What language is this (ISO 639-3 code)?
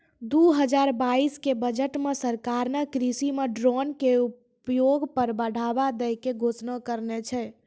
mai